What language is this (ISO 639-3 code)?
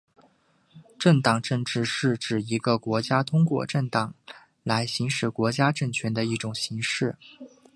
zho